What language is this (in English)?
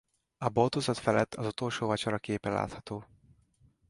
Hungarian